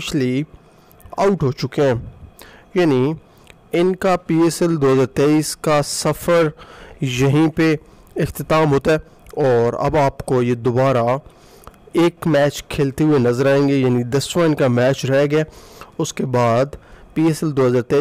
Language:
Hindi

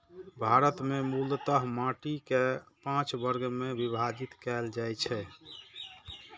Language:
Maithili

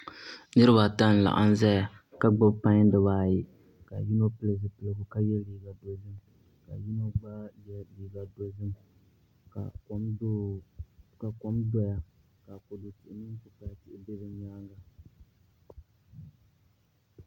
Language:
Dagbani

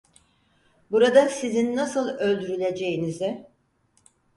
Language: Turkish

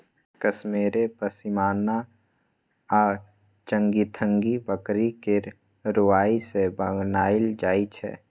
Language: Maithili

